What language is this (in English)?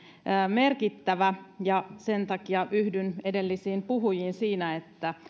Finnish